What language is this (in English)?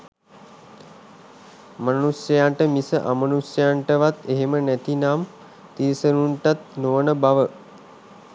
Sinhala